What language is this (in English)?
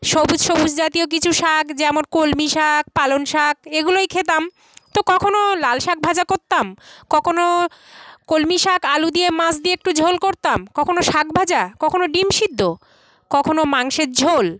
Bangla